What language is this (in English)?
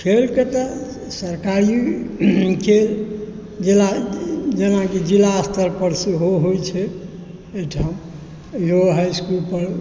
Maithili